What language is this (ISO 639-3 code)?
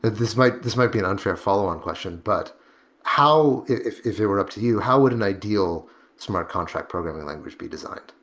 eng